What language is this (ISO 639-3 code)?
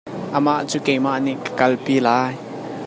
cnh